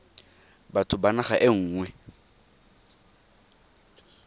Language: Tswana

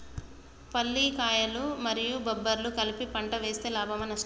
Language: Telugu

